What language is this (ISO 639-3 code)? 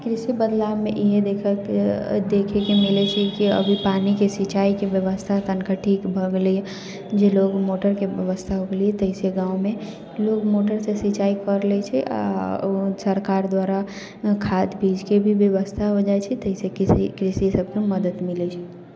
mai